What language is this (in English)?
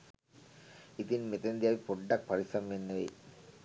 Sinhala